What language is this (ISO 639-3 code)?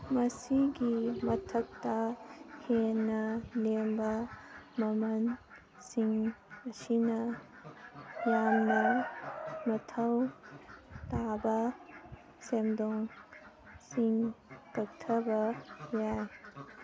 mni